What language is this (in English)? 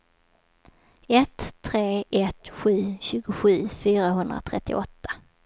Swedish